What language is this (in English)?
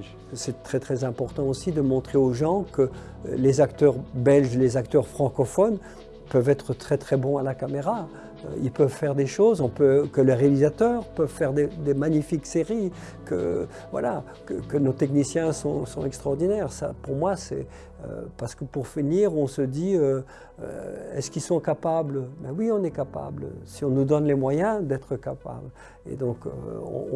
French